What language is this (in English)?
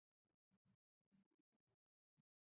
Chinese